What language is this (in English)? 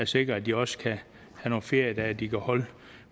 Danish